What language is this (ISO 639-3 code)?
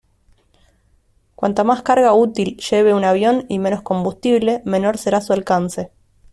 spa